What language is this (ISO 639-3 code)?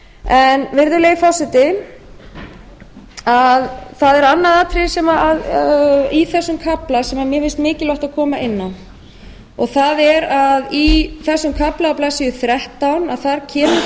isl